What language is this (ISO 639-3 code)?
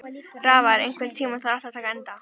isl